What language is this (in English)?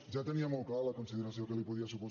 Catalan